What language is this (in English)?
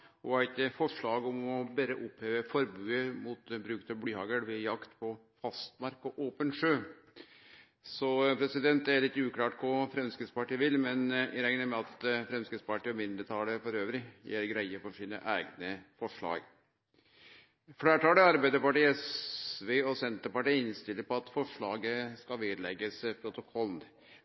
Norwegian Nynorsk